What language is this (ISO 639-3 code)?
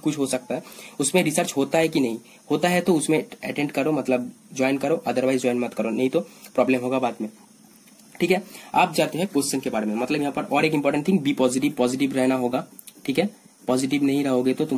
hin